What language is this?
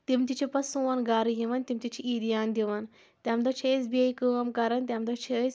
Kashmiri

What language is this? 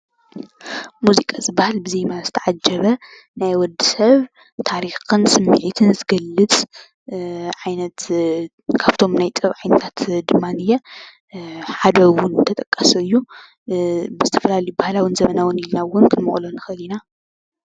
Tigrinya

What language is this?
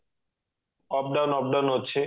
Odia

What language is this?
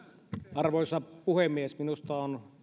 Finnish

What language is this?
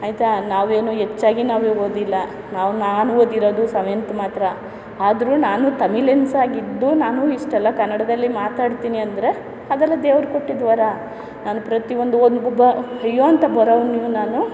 Kannada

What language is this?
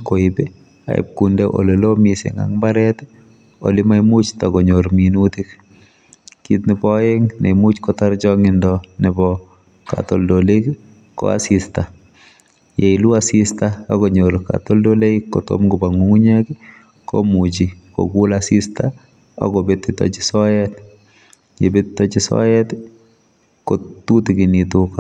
Kalenjin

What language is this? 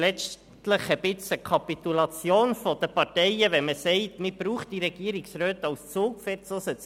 Swiss German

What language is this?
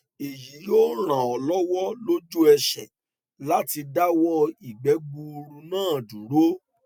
Yoruba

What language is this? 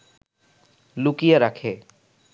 Bangla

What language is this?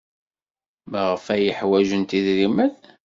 Kabyle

